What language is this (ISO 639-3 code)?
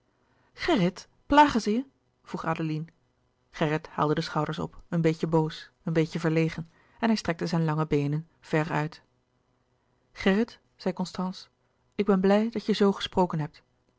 nld